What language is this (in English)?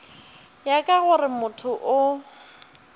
Northern Sotho